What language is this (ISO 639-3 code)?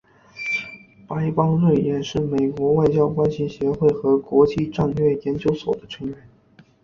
zho